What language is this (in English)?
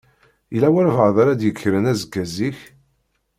Kabyle